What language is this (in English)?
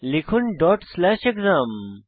Bangla